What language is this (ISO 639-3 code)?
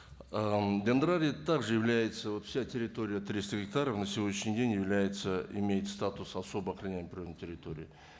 kaz